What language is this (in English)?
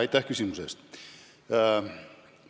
Estonian